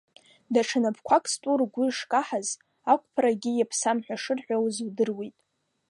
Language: Abkhazian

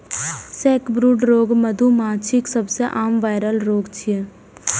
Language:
Maithili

